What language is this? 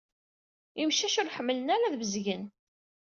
Kabyle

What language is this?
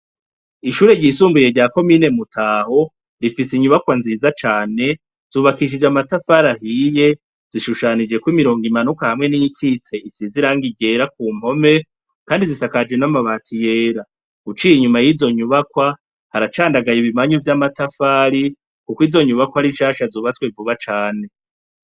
Rundi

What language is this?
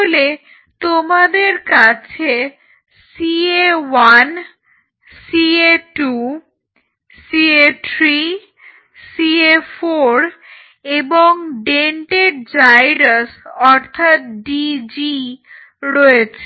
Bangla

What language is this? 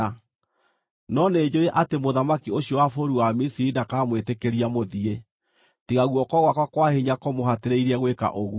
Kikuyu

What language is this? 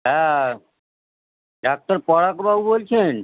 Bangla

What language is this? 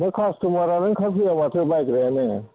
Bodo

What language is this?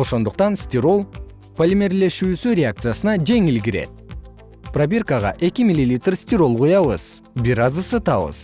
Kyrgyz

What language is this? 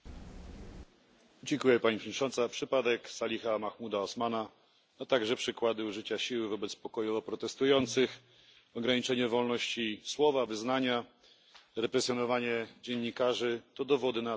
Polish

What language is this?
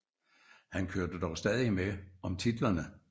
Danish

